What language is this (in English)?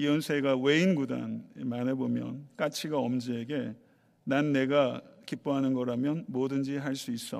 Korean